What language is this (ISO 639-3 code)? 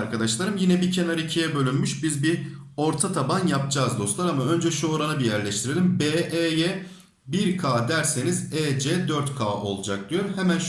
tur